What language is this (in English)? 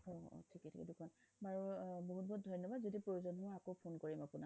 Assamese